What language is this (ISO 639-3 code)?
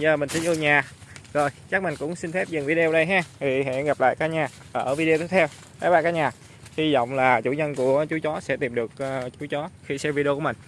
vie